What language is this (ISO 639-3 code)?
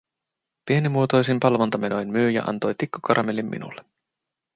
fin